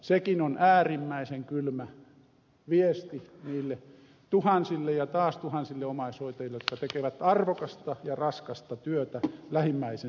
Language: Finnish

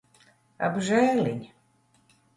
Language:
Latvian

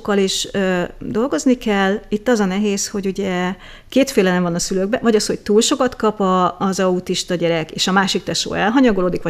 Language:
Hungarian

